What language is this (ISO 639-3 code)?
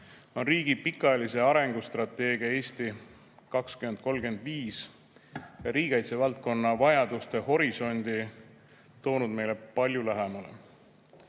est